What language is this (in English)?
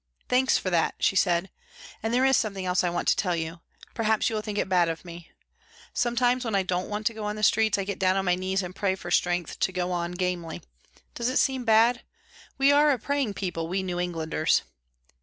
English